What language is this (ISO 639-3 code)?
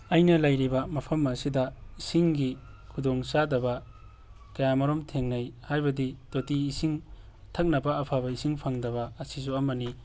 mni